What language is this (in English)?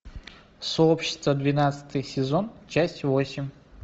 Russian